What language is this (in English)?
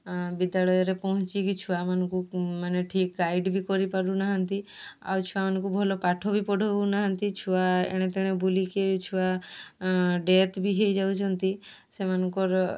Odia